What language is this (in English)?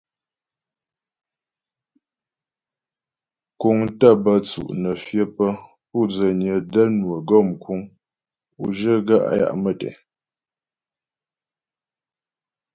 Ghomala